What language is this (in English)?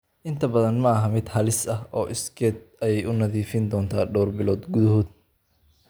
Somali